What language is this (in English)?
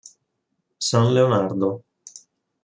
Italian